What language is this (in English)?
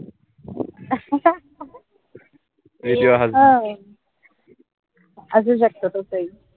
Marathi